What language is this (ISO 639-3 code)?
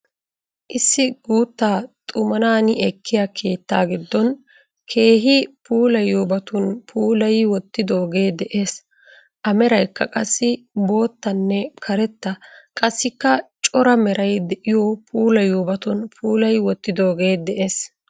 wal